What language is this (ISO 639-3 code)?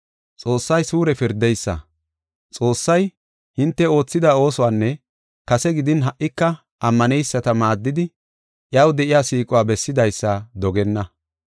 gof